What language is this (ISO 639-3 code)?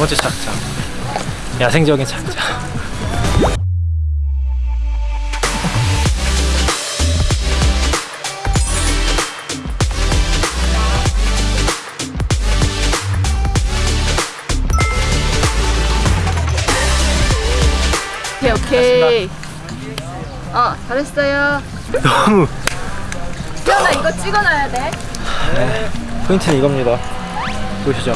kor